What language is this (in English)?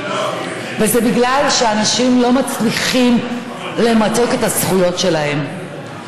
Hebrew